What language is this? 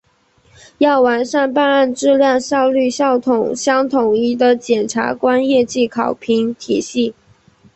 Chinese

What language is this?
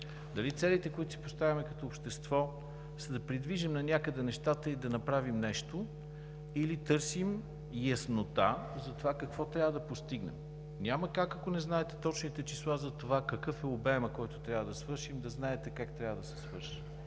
Bulgarian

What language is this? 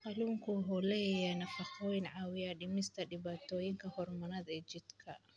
Somali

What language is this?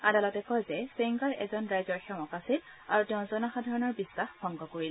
Assamese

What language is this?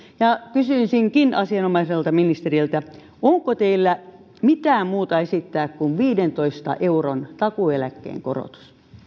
Finnish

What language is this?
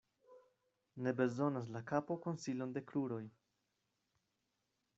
Esperanto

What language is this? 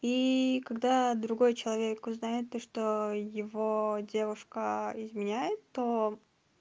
Russian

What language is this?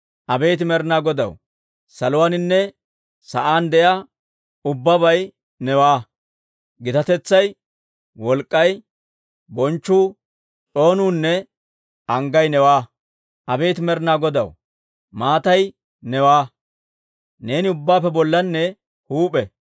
Dawro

